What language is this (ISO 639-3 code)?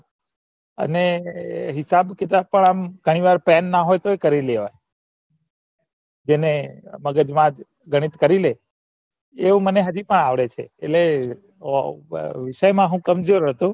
guj